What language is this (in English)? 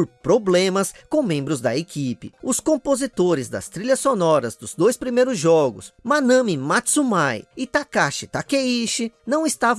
Portuguese